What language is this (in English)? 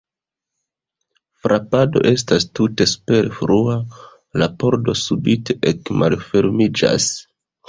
Esperanto